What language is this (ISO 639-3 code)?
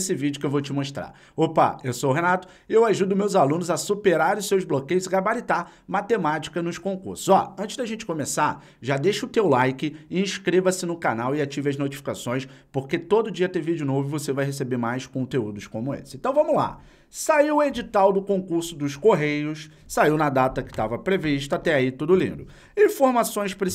por